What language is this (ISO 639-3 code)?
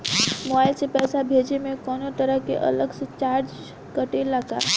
bho